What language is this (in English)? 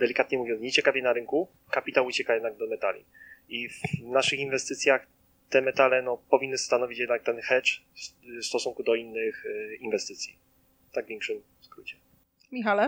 Polish